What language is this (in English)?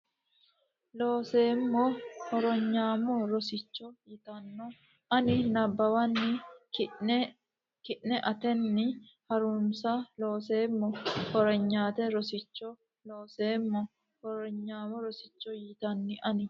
Sidamo